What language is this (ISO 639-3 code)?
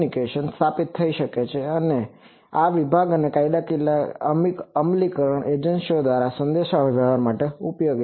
guj